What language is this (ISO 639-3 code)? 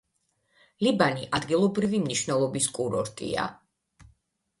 kat